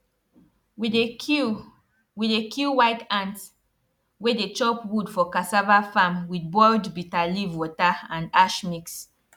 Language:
Nigerian Pidgin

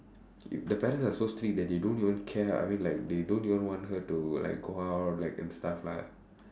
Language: English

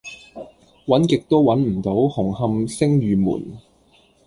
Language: Cantonese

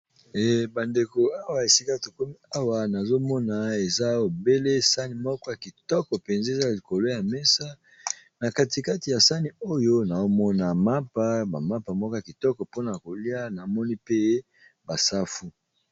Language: Lingala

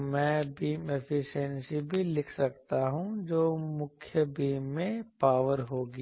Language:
Hindi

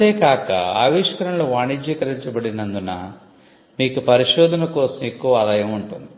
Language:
Telugu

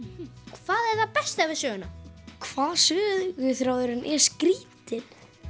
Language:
Icelandic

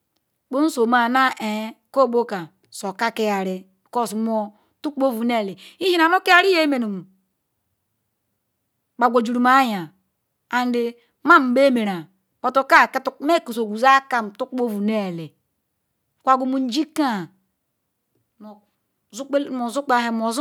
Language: Ikwere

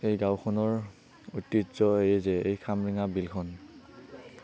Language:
Assamese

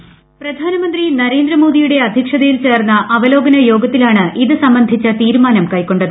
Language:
Malayalam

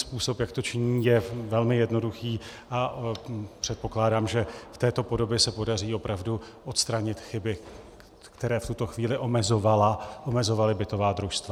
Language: Czech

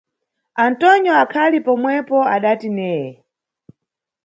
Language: Nyungwe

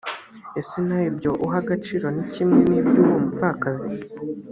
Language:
Kinyarwanda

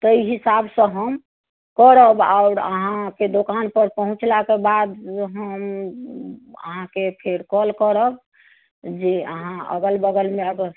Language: Maithili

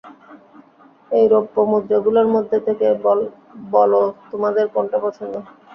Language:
Bangla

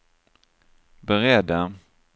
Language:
Swedish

